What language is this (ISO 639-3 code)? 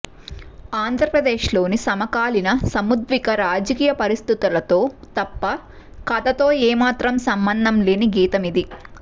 tel